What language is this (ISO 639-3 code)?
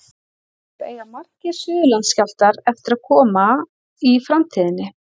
isl